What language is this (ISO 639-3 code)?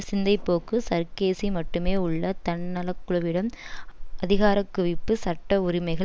tam